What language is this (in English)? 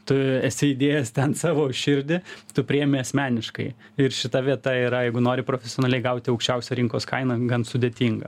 Lithuanian